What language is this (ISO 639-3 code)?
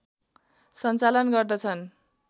nep